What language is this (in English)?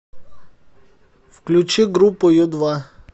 Russian